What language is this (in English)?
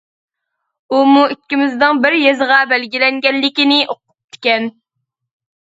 Uyghur